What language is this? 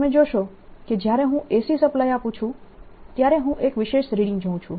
Gujarati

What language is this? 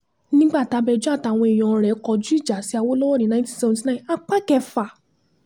Yoruba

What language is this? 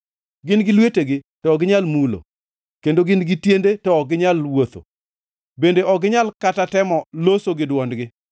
Luo (Kenya and Tanzania)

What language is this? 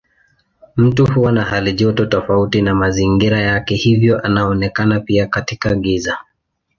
Swahili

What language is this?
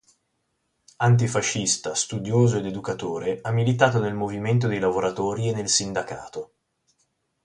Italian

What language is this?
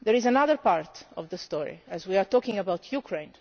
English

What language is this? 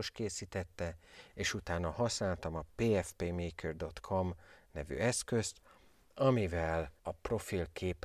Hungarian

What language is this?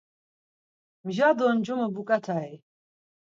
Laz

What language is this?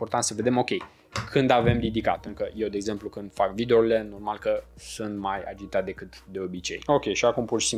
Romanian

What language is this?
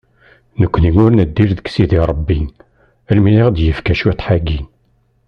Kabyle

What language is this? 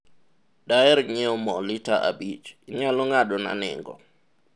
Luo (Kenya and Tanzania)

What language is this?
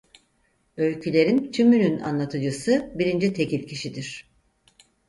Turkish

